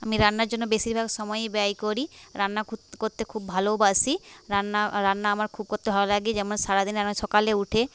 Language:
Bangla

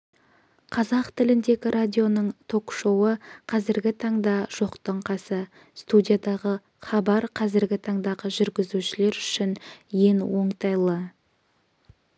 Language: Kazakh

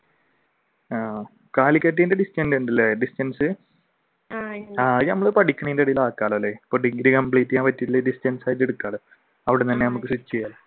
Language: Malayalam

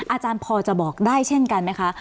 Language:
Thai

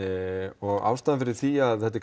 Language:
Icelandic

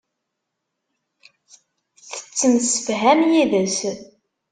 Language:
Kabyle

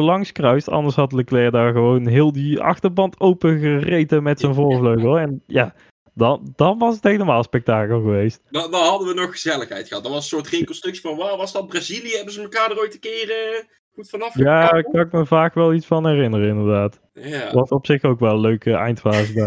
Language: Dutch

